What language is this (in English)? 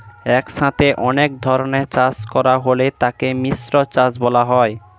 Bangla